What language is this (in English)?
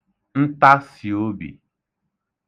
Igbo